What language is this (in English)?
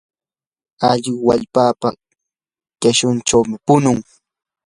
Yanahuanca Pasco Quechua